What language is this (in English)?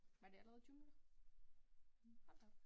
Danish